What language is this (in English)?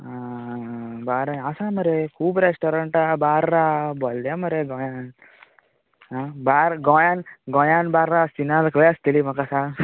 Konkani